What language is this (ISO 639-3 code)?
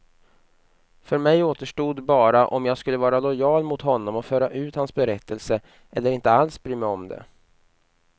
swe